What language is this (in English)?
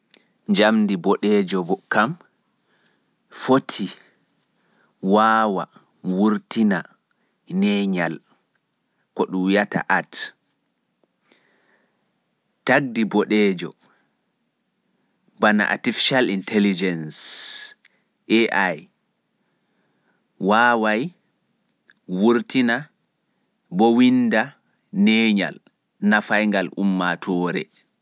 Fula